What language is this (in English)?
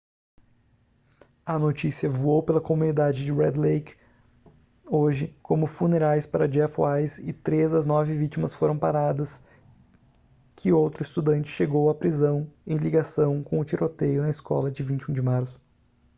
Portuguese